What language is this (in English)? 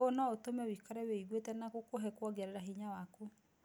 Kikuyu